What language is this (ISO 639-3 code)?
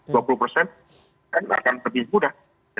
ind